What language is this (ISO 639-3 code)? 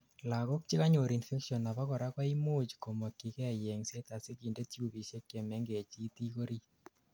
kln